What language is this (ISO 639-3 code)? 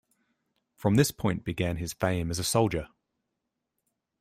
eng